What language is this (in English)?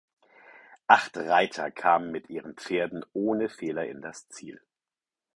German